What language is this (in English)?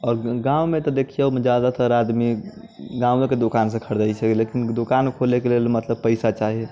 Maithili